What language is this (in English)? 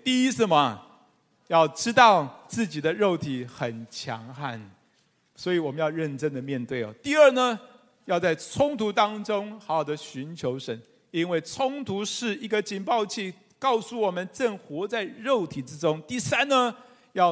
Chinese